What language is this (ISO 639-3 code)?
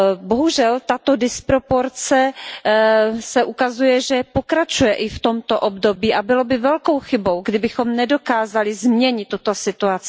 ces